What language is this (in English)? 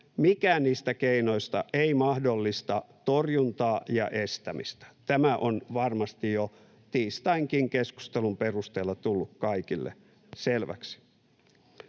Finnish